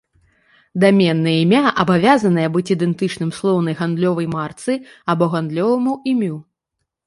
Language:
Belarusian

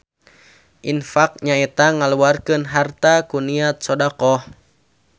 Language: Sundanese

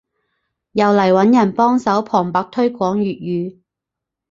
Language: Cantonese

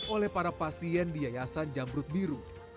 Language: Indonesian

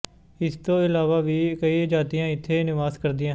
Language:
Punjabi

